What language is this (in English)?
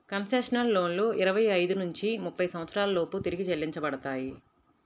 Telugu